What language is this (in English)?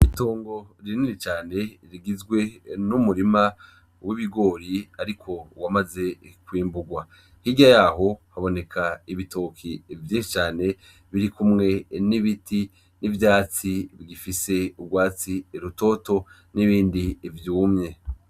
Rundi